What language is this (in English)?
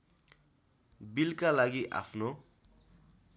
Nepali